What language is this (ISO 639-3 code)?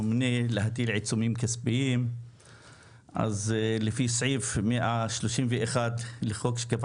heb